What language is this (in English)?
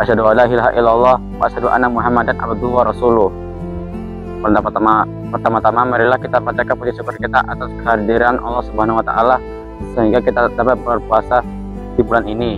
Indonesian